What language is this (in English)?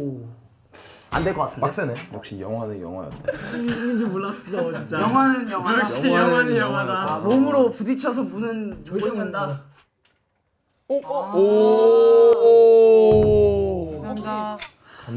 Korean